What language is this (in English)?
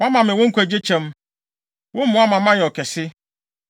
Akan